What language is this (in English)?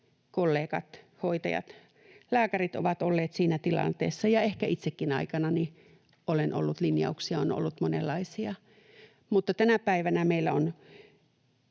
Finnish